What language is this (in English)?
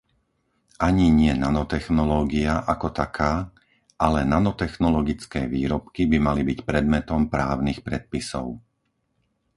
Slovak